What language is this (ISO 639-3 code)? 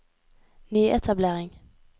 nor